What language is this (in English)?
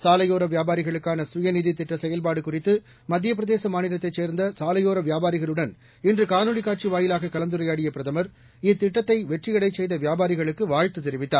Tamil